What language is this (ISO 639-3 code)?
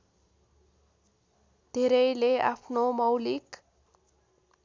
nep